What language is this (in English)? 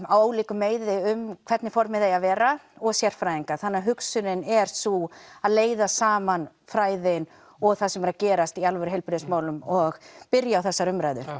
Icelandic